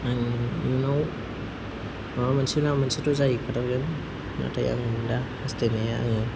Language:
Bodo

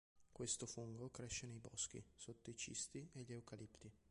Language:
Italian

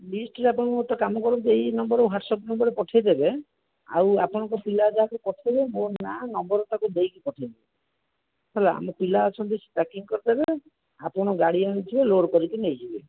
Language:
Odia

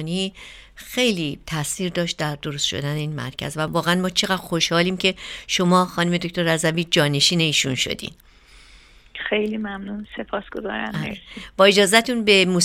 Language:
Persian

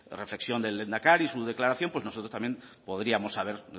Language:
Spanish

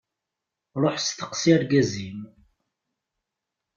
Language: Kabyle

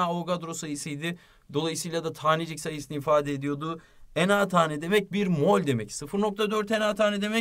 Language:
Turkish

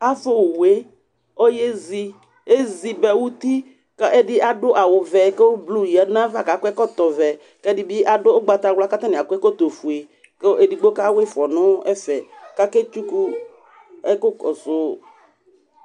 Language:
Ikposo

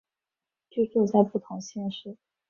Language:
Chinese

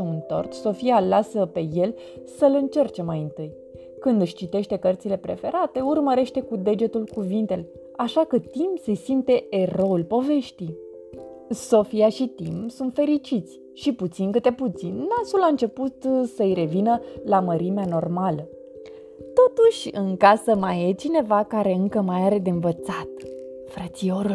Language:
Romanian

